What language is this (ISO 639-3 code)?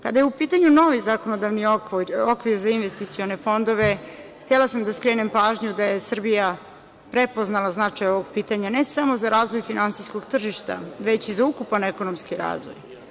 srp